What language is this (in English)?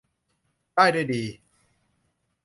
Thai